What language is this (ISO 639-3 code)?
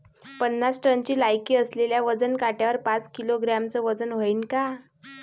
mar